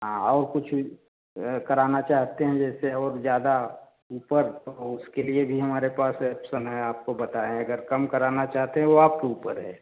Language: Hindi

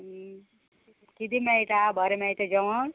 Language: Konkani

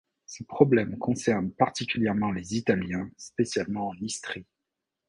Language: French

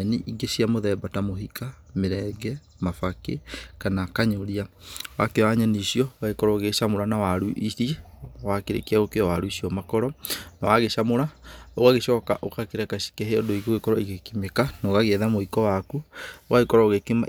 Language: Kikuyu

